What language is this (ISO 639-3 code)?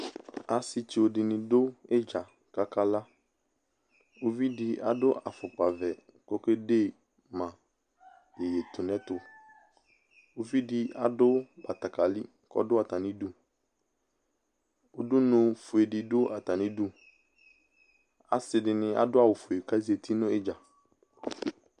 kpo